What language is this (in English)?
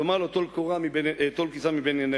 Hebrew